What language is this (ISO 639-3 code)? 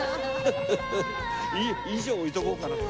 jpn